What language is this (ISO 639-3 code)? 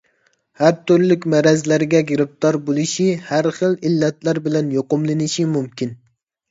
uig